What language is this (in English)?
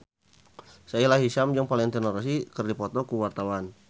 Sundanese